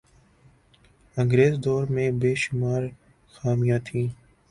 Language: Urdu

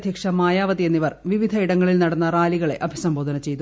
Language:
Malayalam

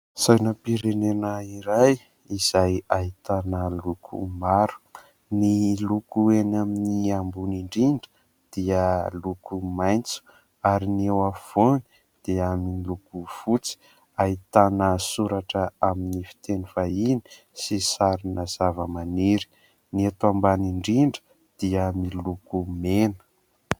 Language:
Malagasy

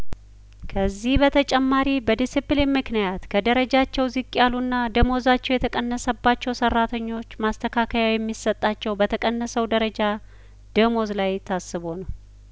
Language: Amharic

